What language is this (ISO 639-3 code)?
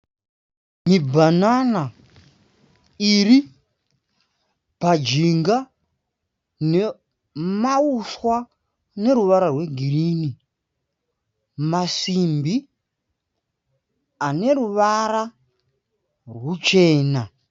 sna